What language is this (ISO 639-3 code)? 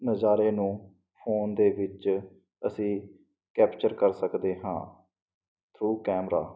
pan